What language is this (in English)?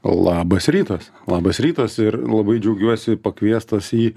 Lithuanian